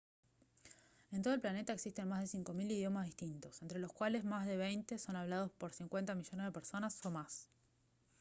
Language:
Spanish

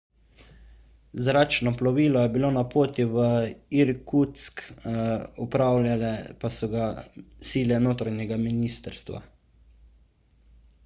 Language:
Slovenian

